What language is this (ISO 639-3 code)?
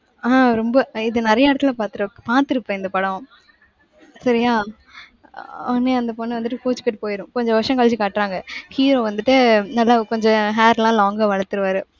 tam